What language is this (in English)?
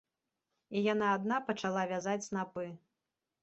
Belarusian